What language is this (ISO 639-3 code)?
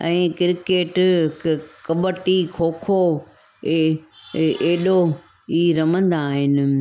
snd